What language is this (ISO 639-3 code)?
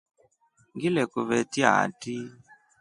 rof